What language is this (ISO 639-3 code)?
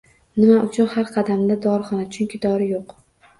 uzb